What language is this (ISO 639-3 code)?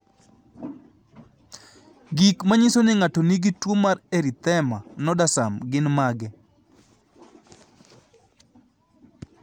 luo